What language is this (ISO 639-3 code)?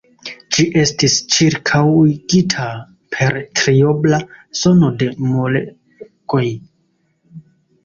epo